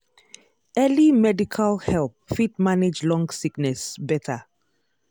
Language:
Nigerian Pidgin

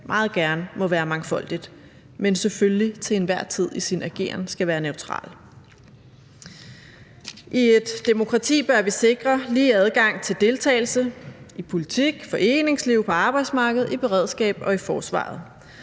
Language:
Danish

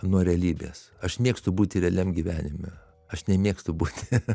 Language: Lithuanian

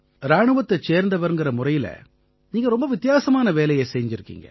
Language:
Tamil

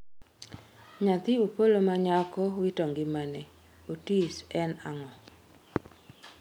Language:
Luo (Kenya and Tanzania)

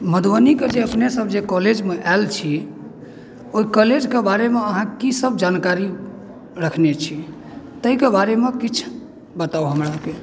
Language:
Maithili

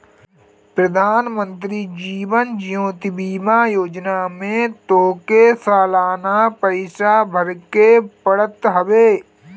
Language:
Bhojpuri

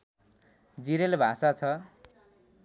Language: Nepali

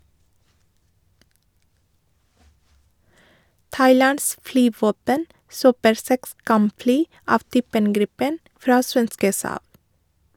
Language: Norwegian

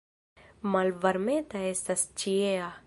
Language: Esperanto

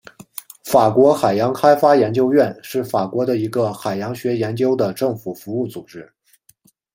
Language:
Chinese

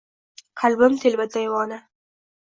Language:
Uzbek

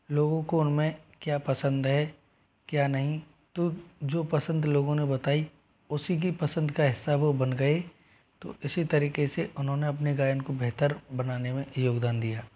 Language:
Hindi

